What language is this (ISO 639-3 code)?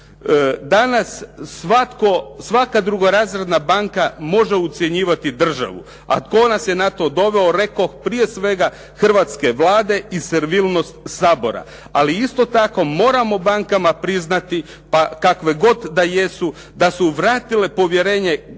hrv